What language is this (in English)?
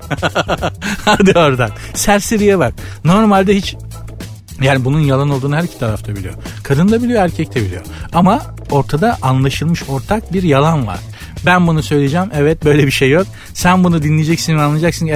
Turkish